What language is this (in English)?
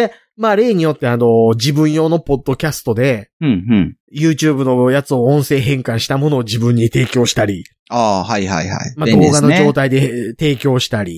Japanese